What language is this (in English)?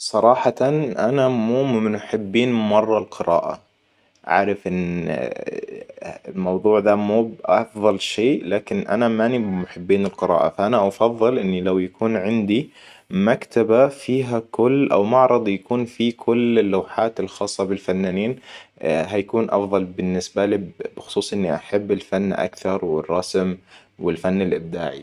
Hijazi Arabic